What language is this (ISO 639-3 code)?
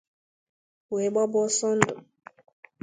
ibo